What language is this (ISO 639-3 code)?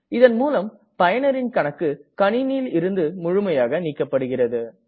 tam